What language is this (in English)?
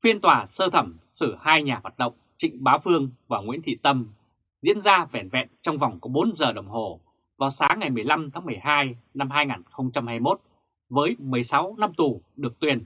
Vietnamese